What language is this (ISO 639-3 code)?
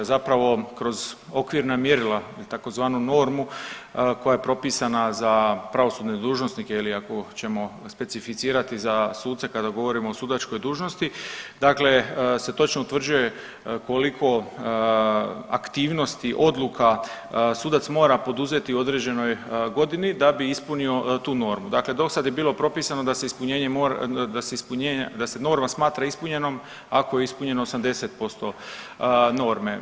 hrv